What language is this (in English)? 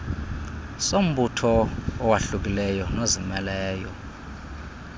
Xhosa